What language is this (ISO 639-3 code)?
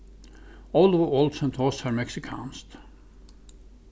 fao